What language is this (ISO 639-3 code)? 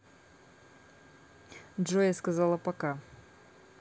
rus